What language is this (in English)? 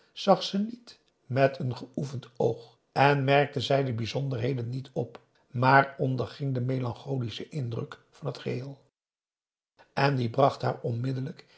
Dutch